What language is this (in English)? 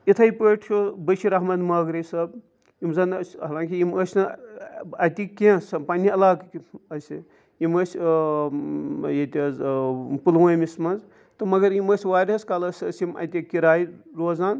Kashmiri